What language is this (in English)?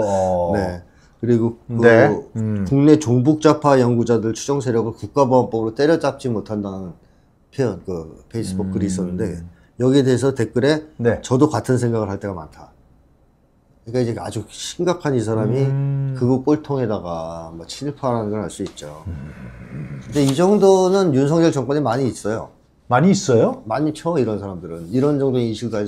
Korean